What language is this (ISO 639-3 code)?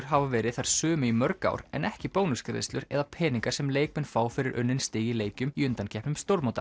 isl